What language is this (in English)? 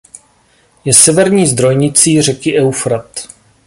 Czech